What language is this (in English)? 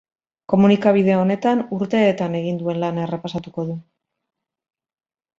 Basque